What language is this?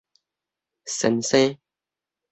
Min Nan Chinese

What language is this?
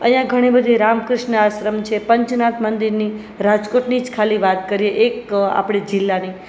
Gujarati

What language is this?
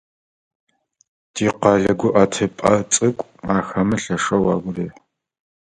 Adyghe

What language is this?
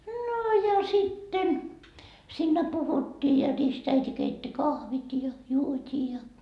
Finnish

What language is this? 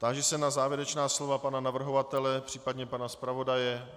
Czech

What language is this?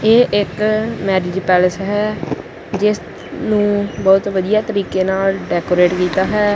Punjabi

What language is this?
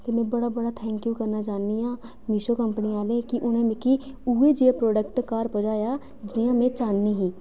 Dogri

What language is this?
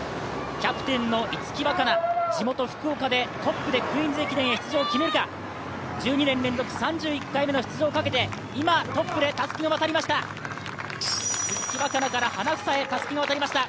Japanese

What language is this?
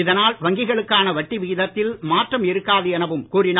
Tamil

